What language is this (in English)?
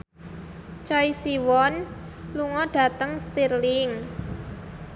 Javanese